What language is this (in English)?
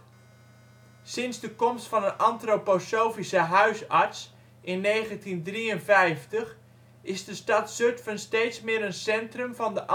Dutch